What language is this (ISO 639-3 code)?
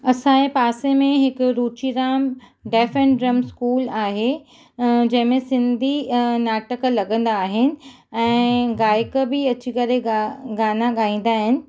snd